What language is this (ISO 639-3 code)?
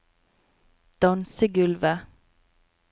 nor